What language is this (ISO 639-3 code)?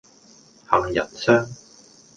yue